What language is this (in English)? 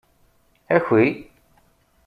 Kabyle